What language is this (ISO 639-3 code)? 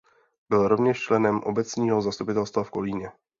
ces